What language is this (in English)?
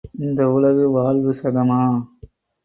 Tamil